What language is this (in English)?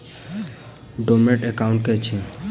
Maithili